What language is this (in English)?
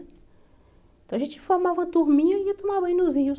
Portuguese